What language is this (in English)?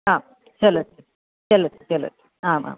Sanskrit